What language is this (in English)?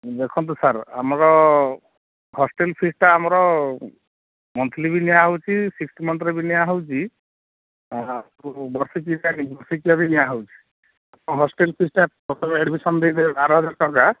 Odia